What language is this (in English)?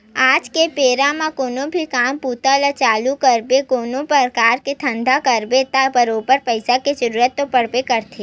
Chhattisgarhi